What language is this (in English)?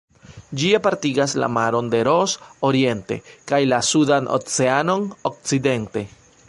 Esperanto